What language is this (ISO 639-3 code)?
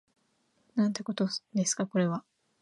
jpn